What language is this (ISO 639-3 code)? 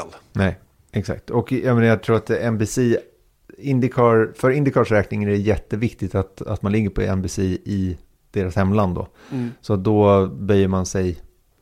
swe